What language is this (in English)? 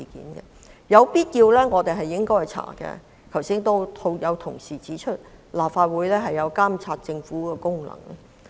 Cantonese